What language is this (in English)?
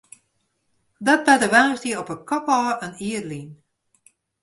Western Frisian